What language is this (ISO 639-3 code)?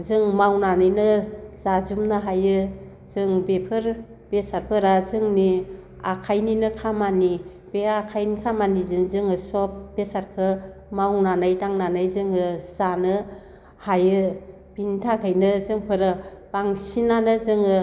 brx